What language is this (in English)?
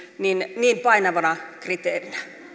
Finnish